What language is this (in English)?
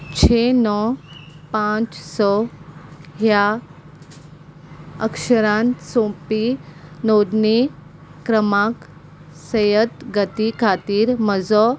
Konkani